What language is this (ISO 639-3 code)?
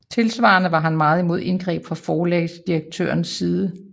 dan